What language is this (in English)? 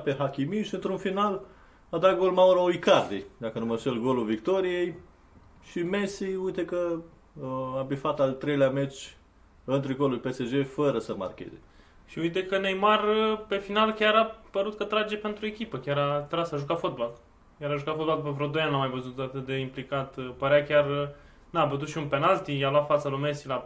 Romanian